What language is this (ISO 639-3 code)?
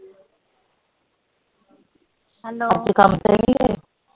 pan